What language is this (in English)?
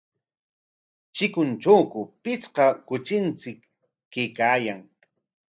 Corongo Ancash Quechua